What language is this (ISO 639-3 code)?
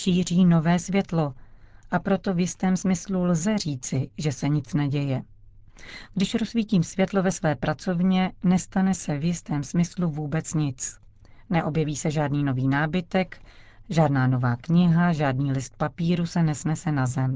ces